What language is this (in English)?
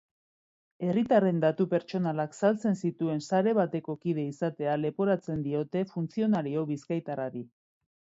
Basque